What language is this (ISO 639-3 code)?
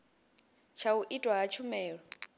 ven